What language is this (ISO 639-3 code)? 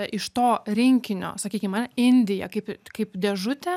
lit